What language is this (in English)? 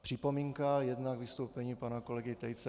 Czech